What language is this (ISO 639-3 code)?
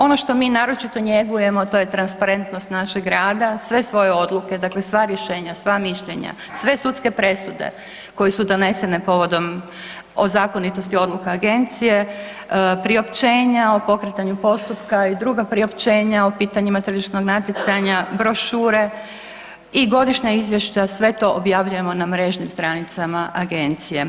hrv